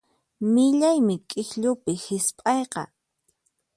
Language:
Puno Quechua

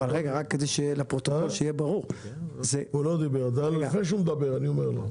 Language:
Hebrew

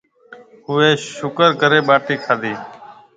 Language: Marwari (Pakistan)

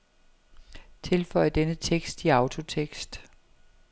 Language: Danish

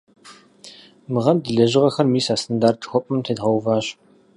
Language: Kabardian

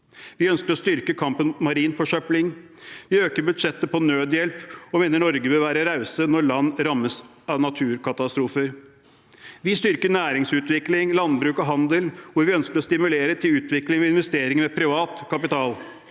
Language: Norwegian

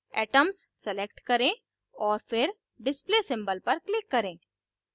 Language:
Hindi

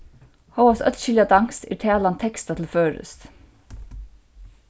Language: Faroese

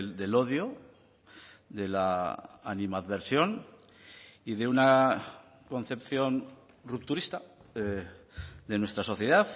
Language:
Spanish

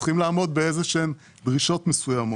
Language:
Hebrew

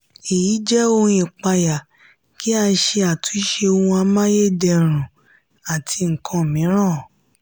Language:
Yoruba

